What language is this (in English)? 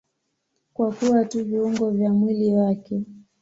Swahili